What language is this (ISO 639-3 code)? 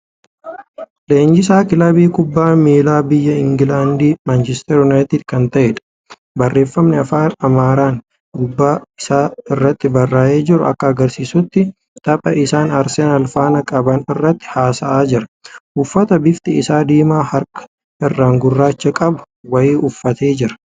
orm